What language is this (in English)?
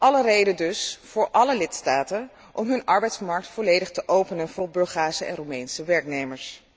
Dutch